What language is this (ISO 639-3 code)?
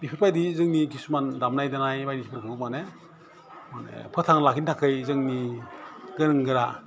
brx